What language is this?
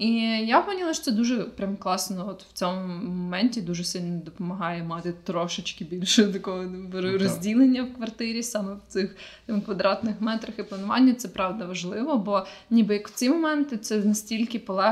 Ukrainian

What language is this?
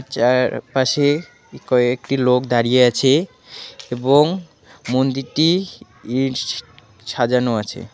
Bangla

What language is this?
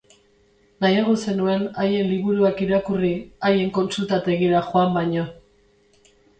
Basque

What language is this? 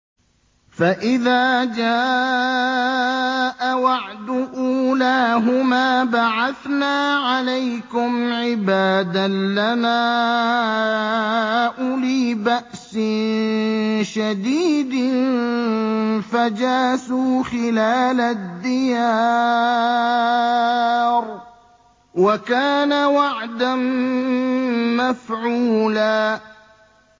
Arabic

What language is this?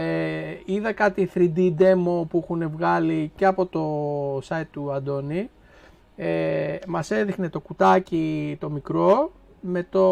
Greek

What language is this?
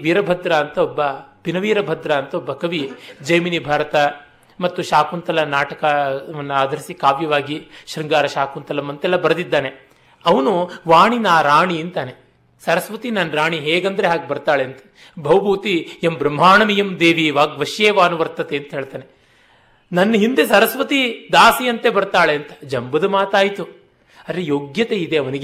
Kannada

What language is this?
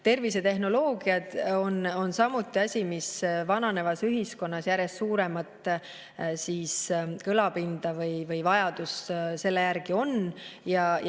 Estonian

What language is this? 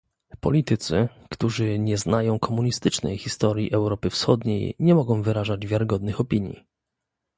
Polish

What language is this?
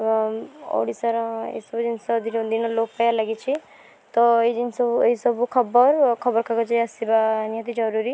Odia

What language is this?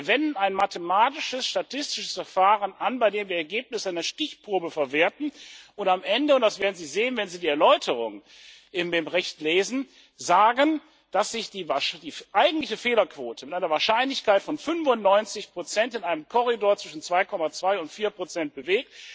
German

